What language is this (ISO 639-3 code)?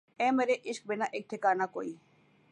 urd